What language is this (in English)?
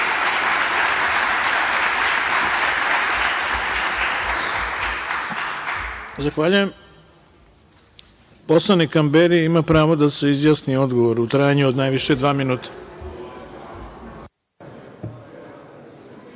Serbian